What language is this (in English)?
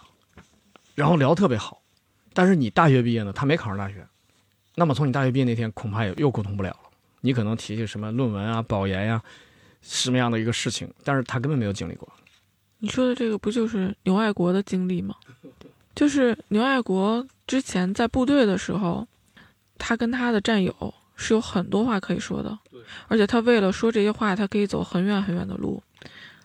Chinese